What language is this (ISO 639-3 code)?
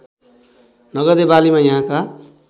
nep